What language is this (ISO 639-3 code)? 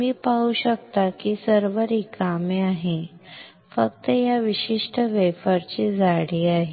mar